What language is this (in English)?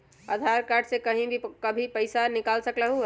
Magahi